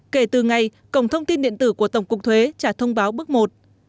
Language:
Vietnamese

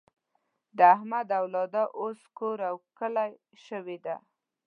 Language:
Pashto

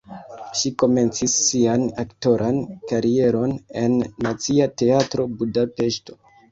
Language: Esperanto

